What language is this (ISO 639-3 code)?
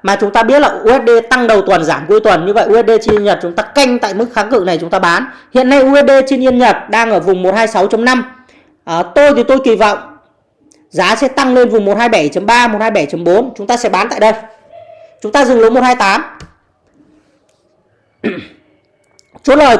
vie